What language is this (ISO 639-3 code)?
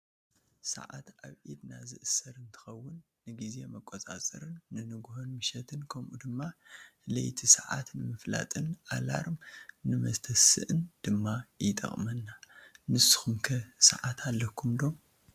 tir